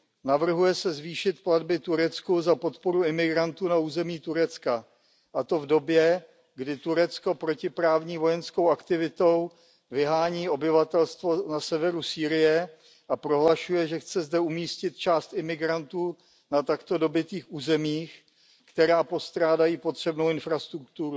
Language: Czech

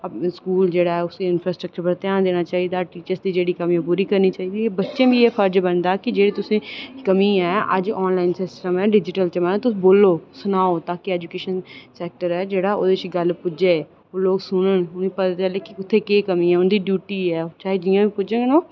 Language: Dogri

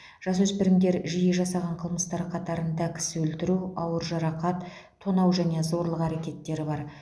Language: Kazakh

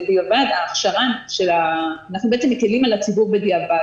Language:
Hebrew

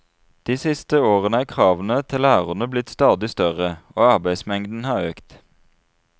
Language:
Norwegian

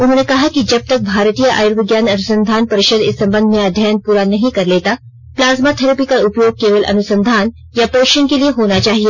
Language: Hindi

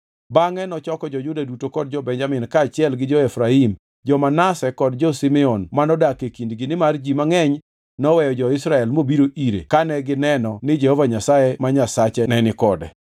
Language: Luo (Kenya and Tanzania)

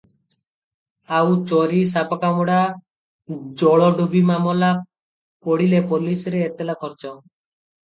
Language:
Odia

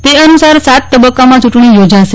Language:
Gujarati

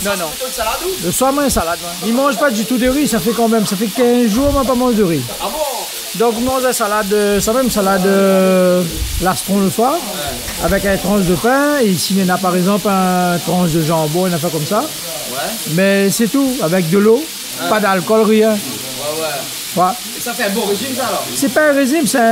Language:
French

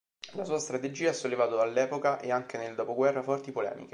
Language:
Italian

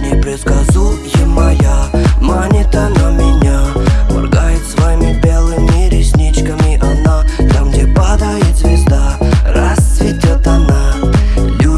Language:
Dutch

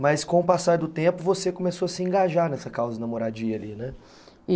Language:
Portuguese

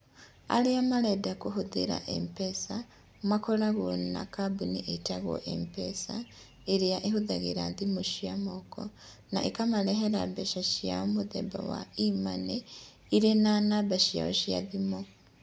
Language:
Kikuyu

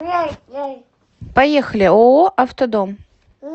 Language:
Russian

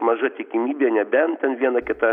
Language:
Lithuanian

